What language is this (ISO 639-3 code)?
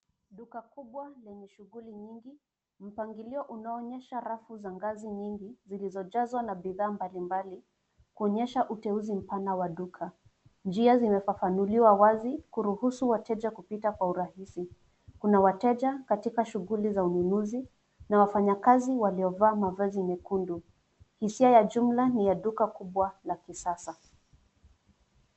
swa